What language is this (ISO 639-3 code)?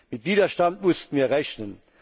deu